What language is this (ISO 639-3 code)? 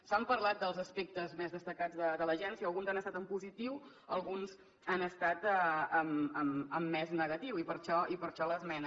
cat